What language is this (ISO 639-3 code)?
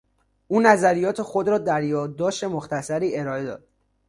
fas